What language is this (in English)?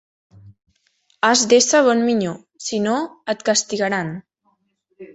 Catalan